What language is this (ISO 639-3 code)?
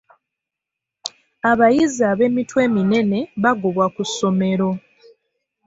lug